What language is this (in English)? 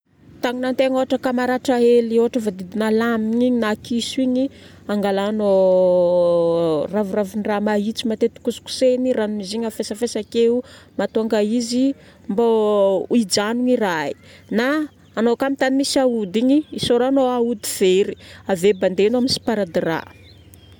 Northern Betsimisaraka Malagasy